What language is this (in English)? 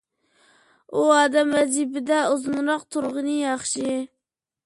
Uyghur